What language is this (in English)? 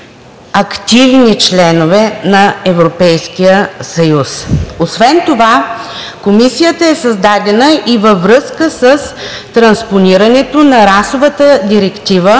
Bulgarian